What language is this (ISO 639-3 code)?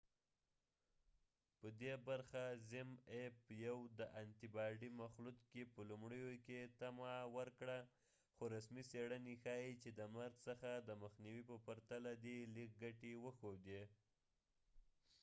pus